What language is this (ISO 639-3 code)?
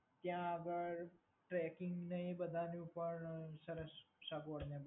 guj